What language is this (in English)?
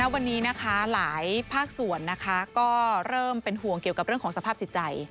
Thai